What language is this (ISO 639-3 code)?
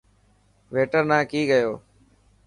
mki